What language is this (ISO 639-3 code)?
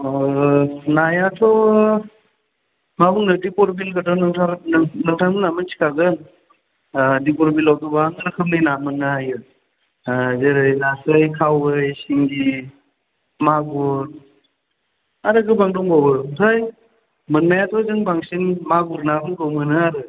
brx